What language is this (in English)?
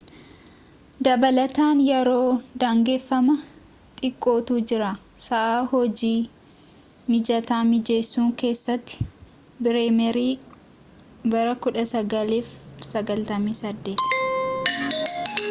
Oromo